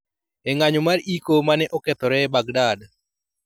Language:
Luo (Kenya and Tanzania)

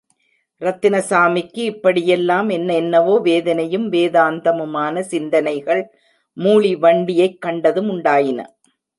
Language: Tamil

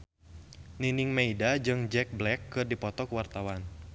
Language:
Sundanese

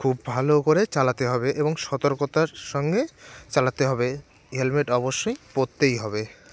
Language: Bangla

